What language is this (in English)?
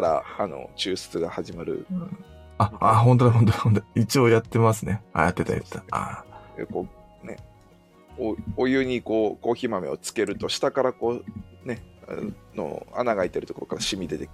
Japanese